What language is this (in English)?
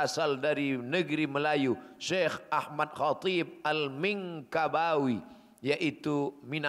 Malay